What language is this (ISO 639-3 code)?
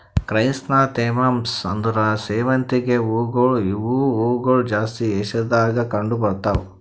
kan